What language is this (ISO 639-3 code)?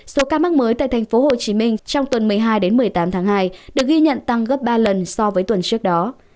vie